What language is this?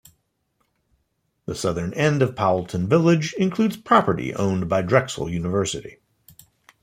English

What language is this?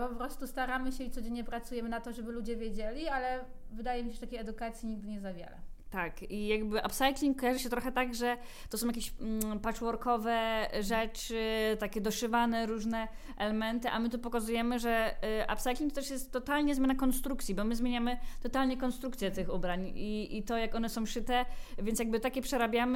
Polish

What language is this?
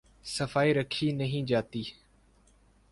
Urdu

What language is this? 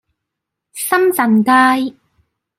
Cantonese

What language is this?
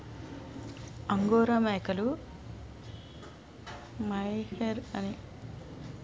Telugu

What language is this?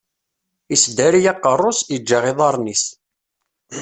Kabyle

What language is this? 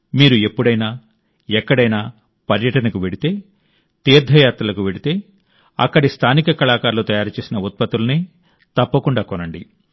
Telugu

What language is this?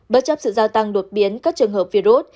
Vietnamese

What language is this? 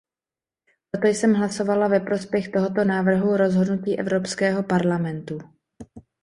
Czech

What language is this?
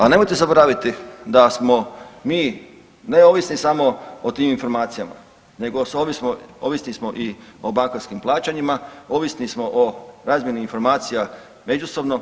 Croatian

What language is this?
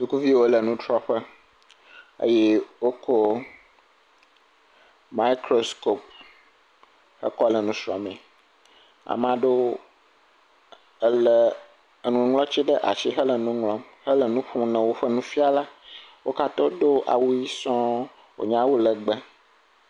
Ewe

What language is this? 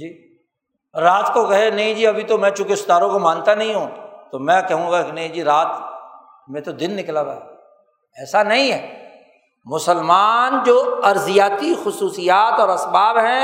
Urdu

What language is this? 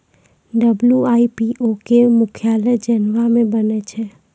Maithili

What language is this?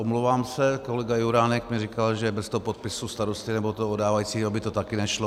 Czech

